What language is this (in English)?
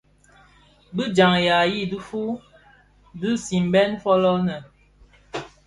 Bafia